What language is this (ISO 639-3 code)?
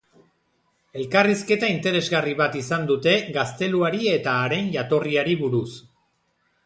eus